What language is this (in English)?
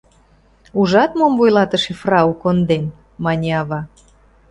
Mari